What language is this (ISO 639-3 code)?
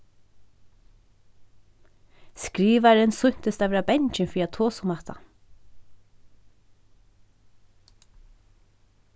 fao